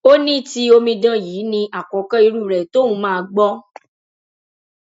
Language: Yoruba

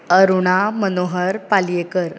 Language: Konkani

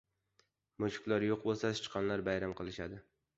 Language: Uzbek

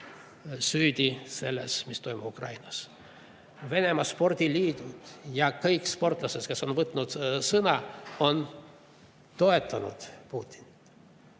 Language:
Estonian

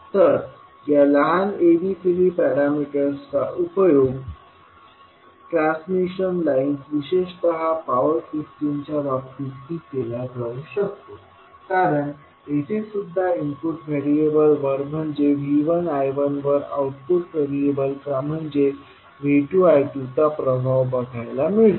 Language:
Marathi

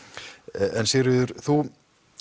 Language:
Icelandic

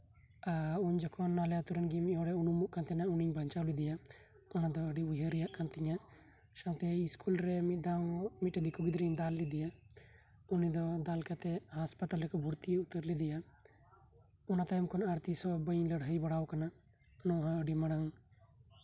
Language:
Santali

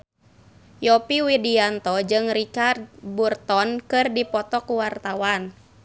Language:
Sundanese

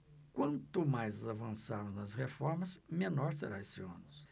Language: Portuguese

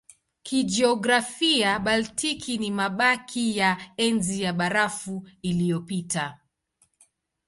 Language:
Swahili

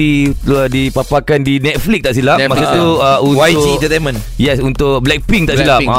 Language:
Malay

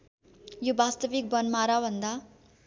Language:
Nepali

